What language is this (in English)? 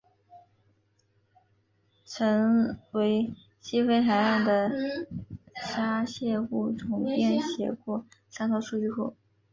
Chinese